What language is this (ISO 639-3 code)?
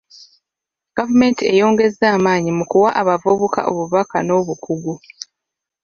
lug